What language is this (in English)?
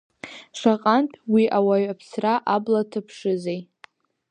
Abkhazian